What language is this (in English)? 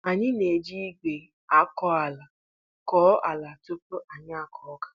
Igbo